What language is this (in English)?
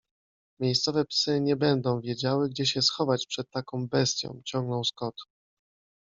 Polish